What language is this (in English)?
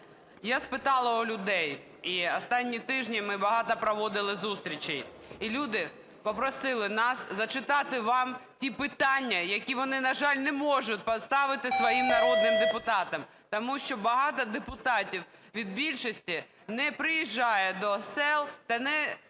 Ukrainian